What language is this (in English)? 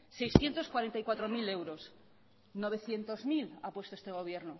Spanish